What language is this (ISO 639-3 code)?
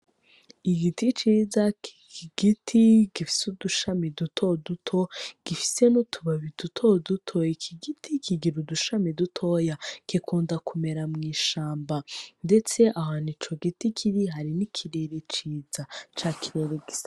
run